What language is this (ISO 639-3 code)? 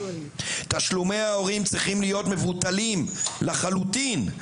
heb